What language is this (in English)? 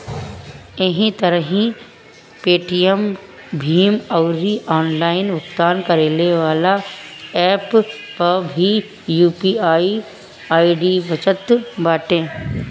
Bhojpuri